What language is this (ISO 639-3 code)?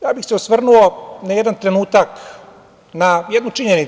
srp